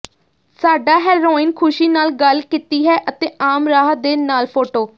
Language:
Punjabi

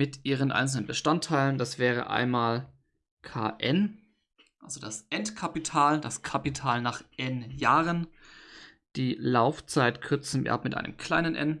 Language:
German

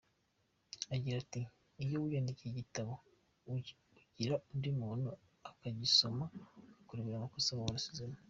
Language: Kinyarwanda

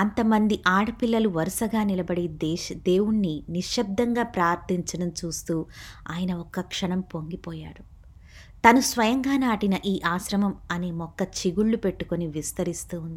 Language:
Telugu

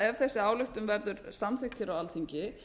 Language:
Icelandic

